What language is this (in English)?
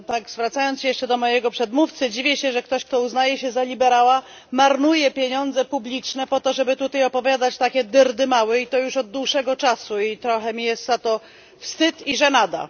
Polish